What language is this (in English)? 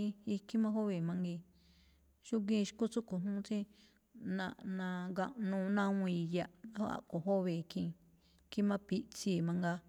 Malinaltepec Me'phaa